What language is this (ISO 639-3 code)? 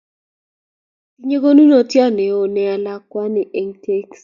kln